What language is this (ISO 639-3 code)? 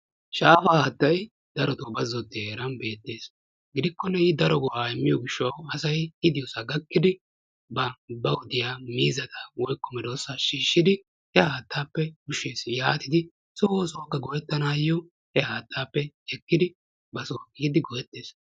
wal